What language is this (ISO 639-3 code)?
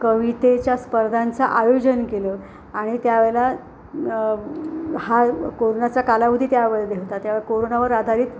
mar